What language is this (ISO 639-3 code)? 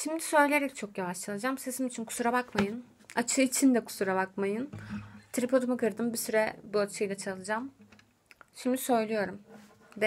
tur